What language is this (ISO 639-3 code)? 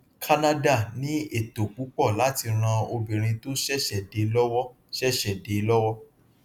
yor